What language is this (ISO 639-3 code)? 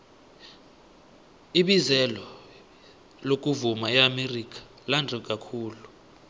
nbl